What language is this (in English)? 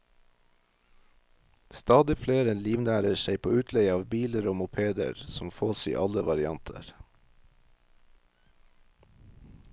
Norwegian